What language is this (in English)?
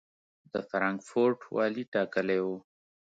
Pashto